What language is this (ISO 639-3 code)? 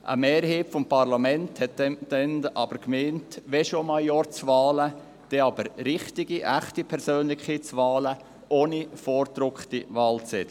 gsw